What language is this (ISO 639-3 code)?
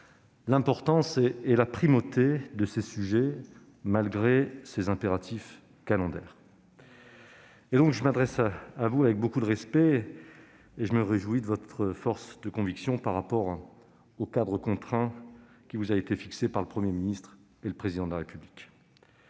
fra